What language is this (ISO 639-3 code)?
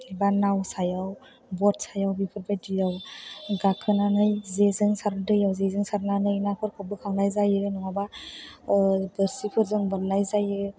brx